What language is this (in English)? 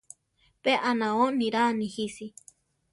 Central Tarahumara